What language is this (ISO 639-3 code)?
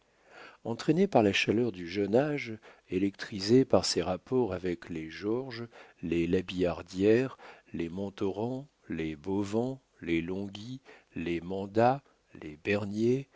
fra